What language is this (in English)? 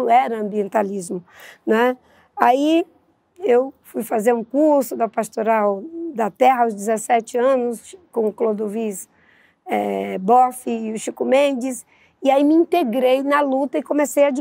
Portuguese